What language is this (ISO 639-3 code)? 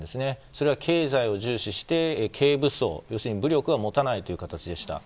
jpn